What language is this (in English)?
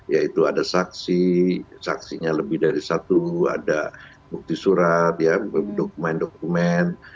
Indonesian